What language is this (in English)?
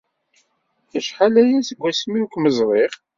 Kabyle